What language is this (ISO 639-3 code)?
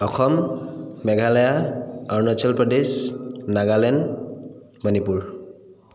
asm